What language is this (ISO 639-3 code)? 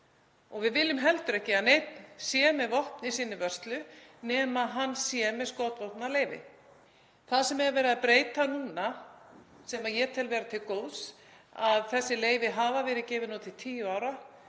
isl